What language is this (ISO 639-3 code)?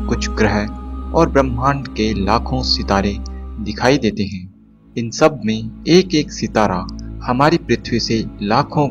hin